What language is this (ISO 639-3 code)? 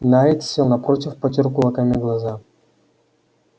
rus